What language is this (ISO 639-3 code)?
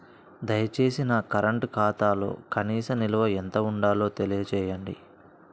tel